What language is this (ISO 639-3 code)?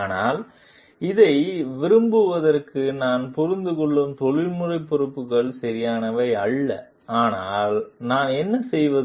tam